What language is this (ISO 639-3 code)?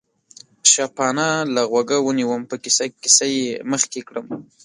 pus